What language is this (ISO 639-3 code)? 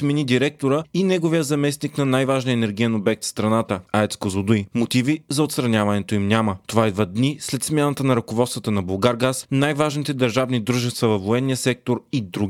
bul